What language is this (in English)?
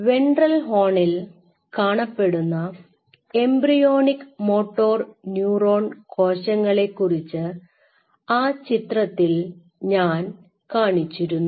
Malayalam